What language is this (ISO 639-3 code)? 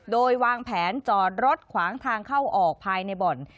tha